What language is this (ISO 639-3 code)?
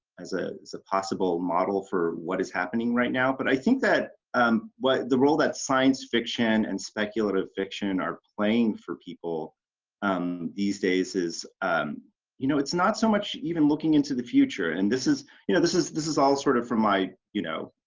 eng